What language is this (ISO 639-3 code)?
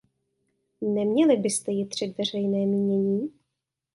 ces